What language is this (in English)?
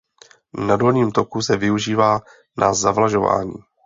Czech